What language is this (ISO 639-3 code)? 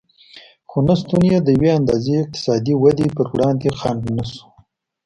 pus